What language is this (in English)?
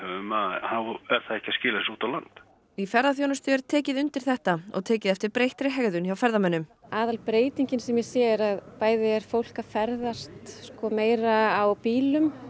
Icelandic